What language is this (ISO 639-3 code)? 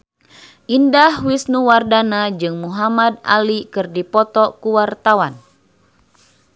sun